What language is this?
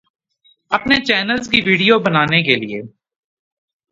Urdu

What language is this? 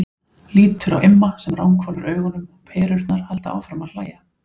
Icelandic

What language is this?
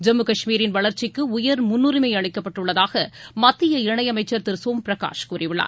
Tamil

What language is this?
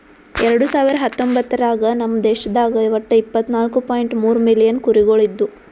Kannada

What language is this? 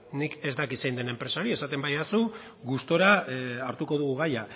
Basque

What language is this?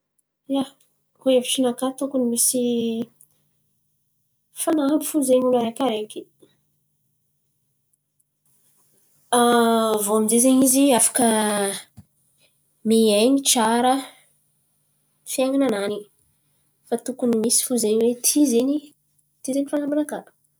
Antankarana Malagasy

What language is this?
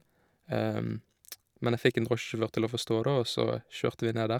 Norwegian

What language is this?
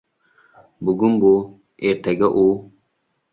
Uzbek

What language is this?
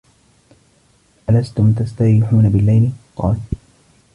Arabic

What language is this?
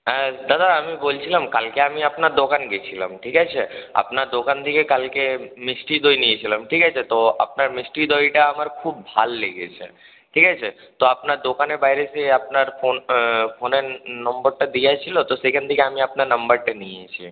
Bangla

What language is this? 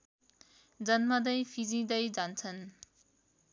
Nepali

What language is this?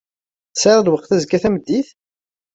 Kabyle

